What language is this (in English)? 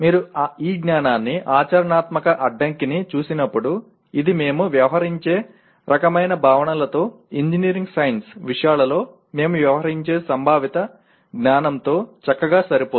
Telugu